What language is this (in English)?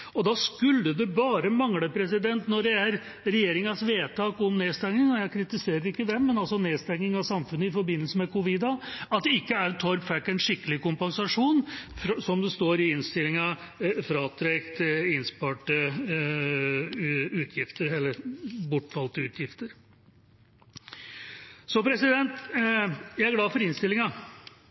Norwegian Bokmål